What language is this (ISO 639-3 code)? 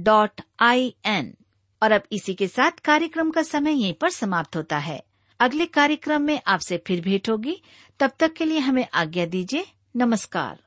hin